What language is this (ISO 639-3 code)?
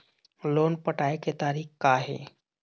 hne